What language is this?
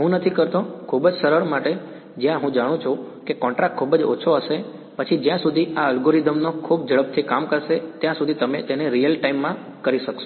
Gujarati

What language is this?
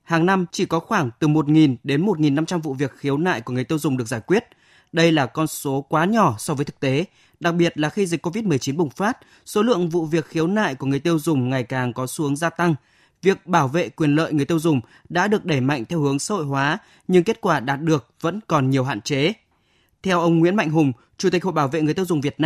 Vietnamese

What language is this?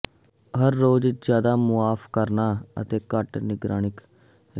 Punjabi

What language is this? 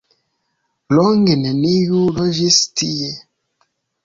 Esperanto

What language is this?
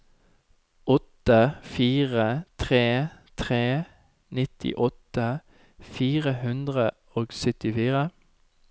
Norwegian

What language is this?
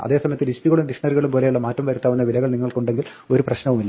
Malayalam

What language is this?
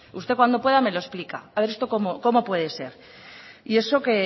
Spanish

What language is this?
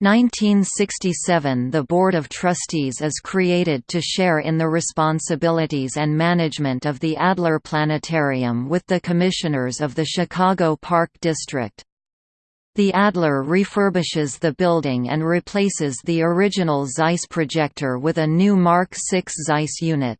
English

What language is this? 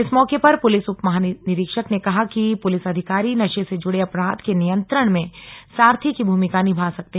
Hindi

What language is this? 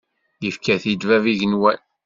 Kabyle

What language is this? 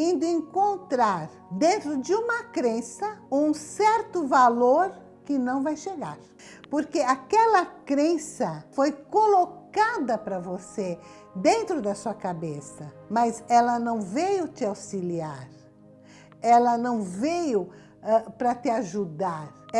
Portuguese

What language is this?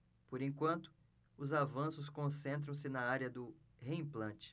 Portuguese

